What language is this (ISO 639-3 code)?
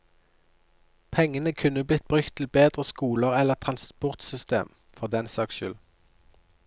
nor